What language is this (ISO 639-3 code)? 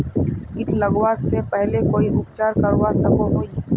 mag